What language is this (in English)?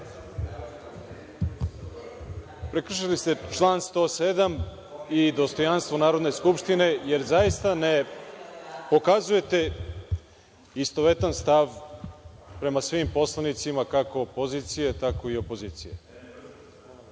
Serbian